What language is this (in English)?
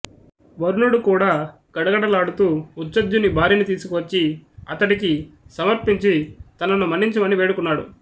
Telugu